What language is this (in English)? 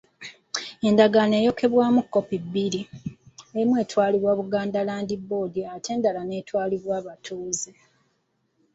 Ganda